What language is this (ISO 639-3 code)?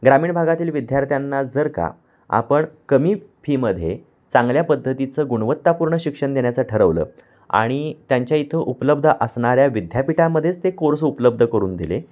mar